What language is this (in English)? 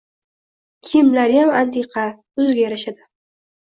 Uzbek